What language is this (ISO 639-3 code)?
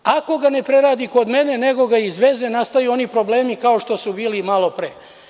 srp